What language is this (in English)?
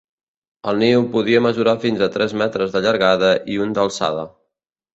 Catalan